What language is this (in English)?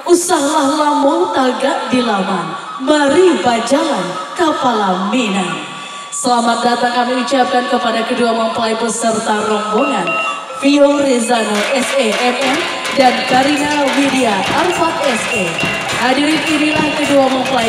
Indonesian